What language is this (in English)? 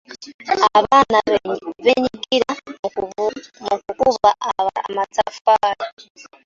Ganda